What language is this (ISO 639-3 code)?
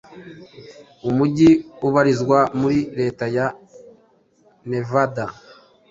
kin